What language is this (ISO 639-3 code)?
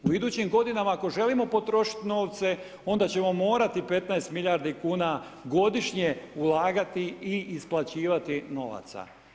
hrv